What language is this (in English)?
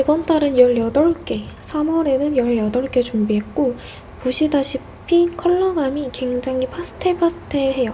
Korean